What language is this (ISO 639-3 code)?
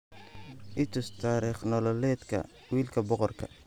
som